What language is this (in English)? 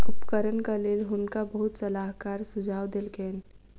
Maithili